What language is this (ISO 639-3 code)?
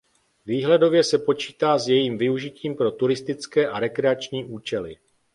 ces